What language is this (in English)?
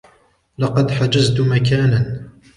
Arabic